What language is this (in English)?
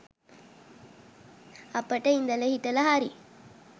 Sinhala